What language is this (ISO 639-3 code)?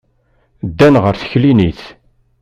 kab